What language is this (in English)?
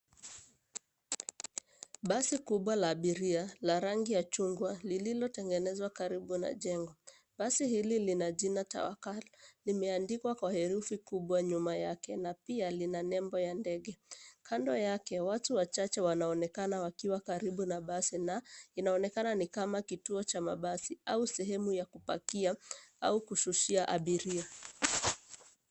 Swahili